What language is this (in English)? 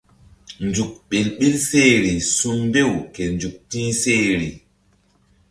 Mbum